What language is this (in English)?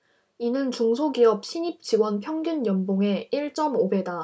Korean